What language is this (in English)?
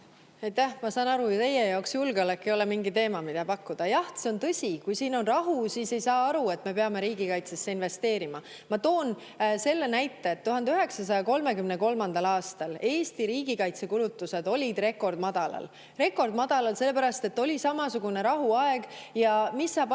Estonian